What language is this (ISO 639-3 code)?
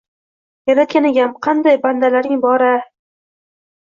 uzb